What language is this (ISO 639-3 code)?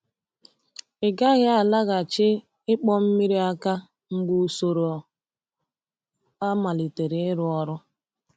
ibo